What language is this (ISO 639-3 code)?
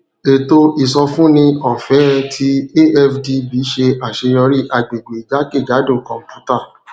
yor